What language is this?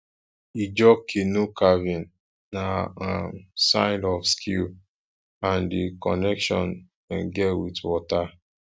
Nigerian Pidgin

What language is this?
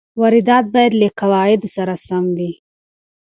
Pashto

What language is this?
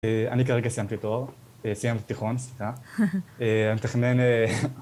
Hebrew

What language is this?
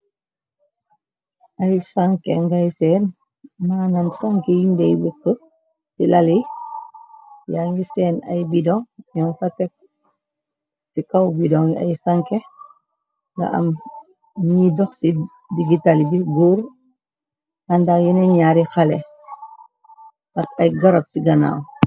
Wolof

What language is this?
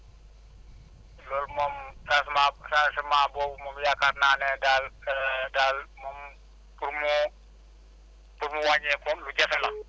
Wolof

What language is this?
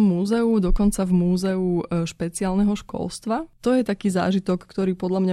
Slovak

